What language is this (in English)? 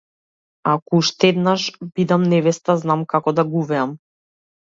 Macedonian